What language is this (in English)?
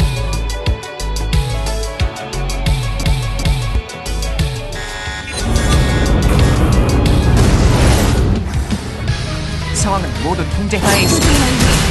Korean